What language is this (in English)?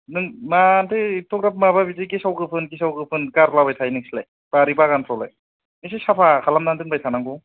Bodo